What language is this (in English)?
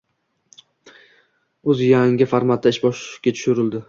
Uzbek